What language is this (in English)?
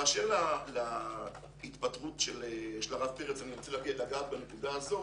Hebrew